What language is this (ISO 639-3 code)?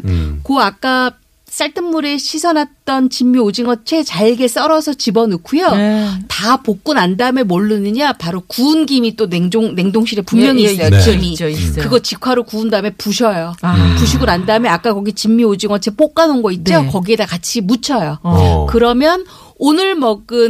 kor